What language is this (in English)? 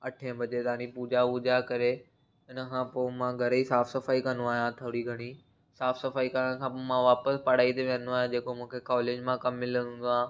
Sindhi